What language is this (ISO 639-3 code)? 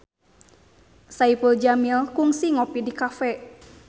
sun